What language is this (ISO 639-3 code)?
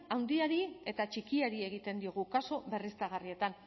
eus